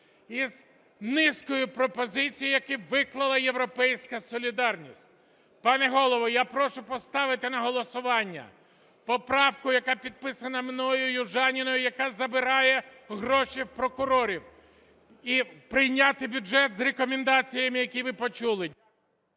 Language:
Ukrainian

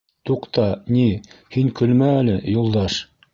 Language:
Bashkir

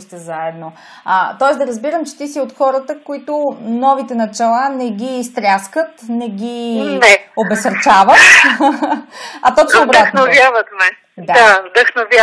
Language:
Bulgarian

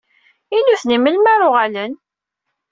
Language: Kabyle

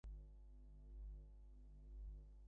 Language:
Bangla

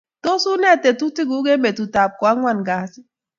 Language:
Kalenjin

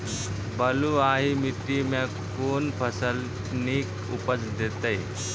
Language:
Maithili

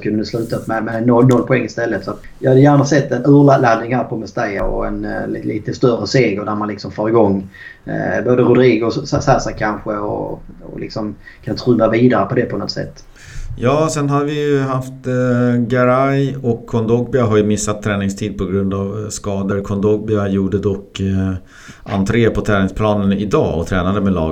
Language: Swedish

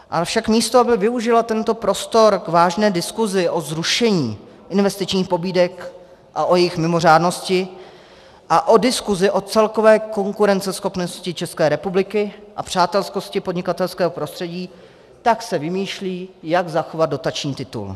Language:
Czech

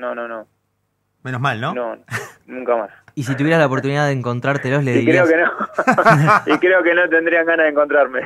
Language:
Spanish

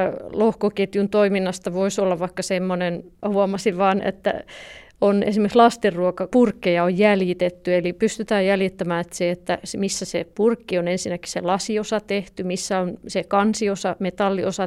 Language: Finnish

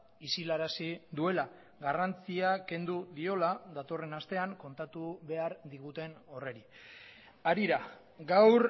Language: Basque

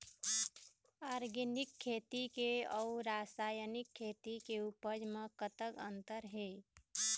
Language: Chhattisgarhi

